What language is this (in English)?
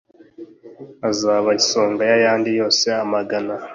Kinyarwanda